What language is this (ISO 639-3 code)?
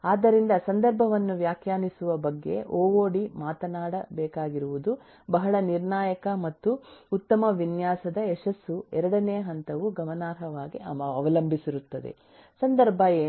kan